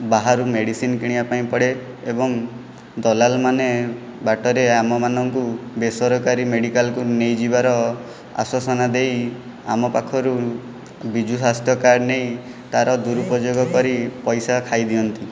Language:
Odia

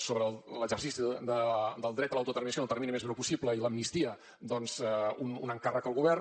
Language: Catalan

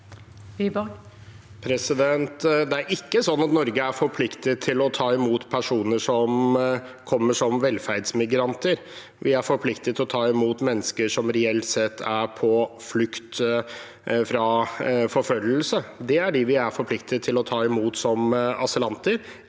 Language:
Norwegian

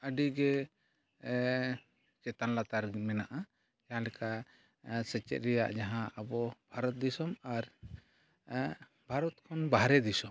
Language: Santali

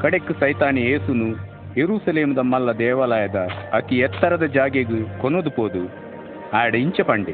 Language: Marathi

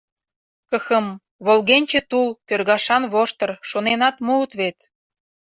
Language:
Mari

